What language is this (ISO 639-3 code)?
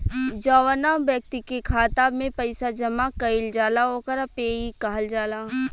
bho